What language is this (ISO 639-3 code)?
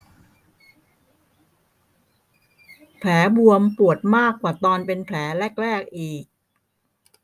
tha